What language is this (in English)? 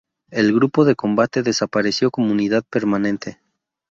Spanish